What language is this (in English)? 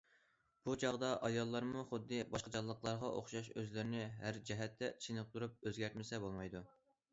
Uyghur